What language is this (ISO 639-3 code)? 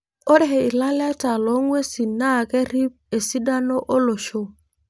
mas